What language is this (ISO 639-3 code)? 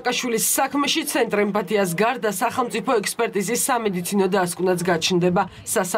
ron